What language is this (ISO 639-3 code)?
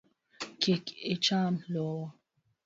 luo